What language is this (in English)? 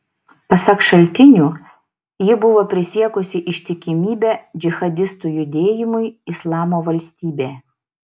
Lithuanian